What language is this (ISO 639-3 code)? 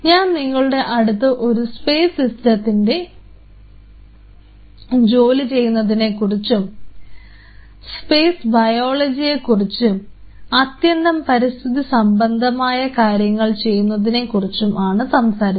mal